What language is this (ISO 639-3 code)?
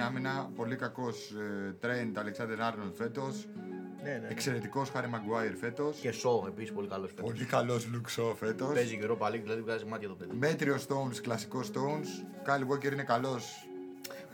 ell